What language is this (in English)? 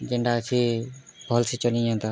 Odia